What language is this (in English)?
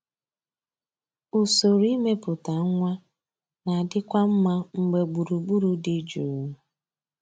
Igbo